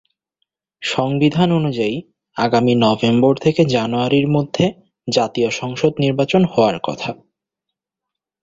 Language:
Bangla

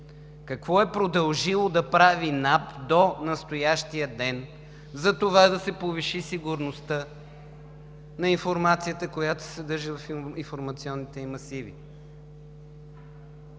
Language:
Bulgarian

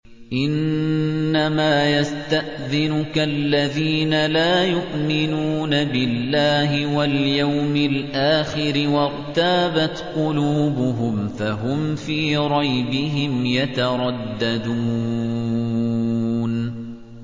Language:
Arabic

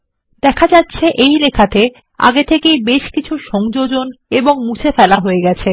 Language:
Bangla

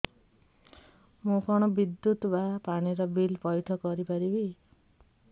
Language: Odia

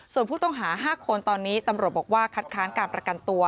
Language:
Thai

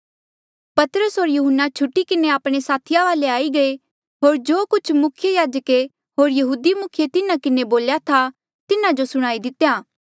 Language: Mandeali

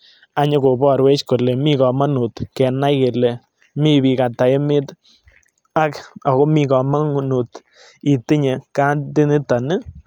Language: Kalenjin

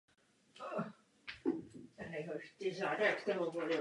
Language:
Czech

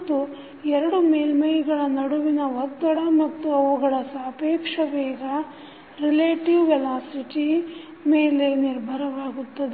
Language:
Kannada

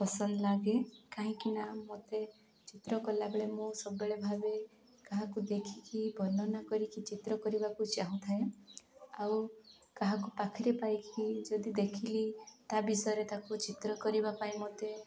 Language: Odia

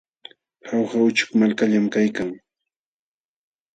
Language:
Jauja Wanca Quechua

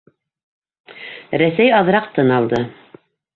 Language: Bashkir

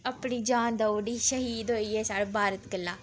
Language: Dogri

